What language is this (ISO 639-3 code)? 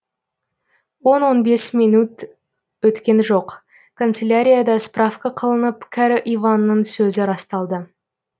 kaz